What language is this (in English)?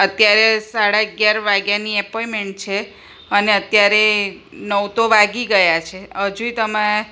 Gujarati